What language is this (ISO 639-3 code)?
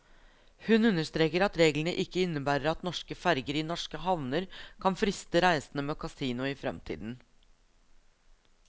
nor